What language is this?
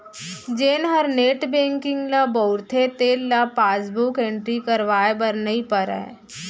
Chhattisgarhi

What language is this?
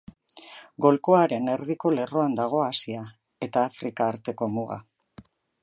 Basque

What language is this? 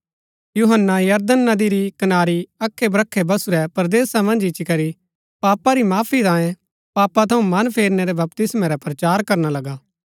Gaddi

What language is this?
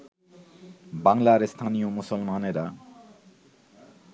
Bangla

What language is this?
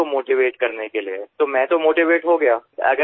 Assamese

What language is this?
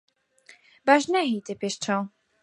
Central Kurdish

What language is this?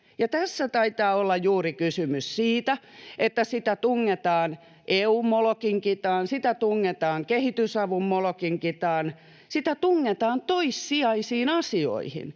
Finnish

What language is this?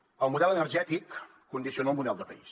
Catalan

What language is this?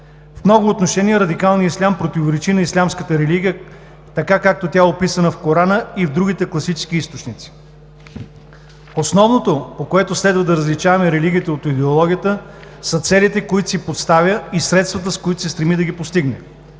Bulgarian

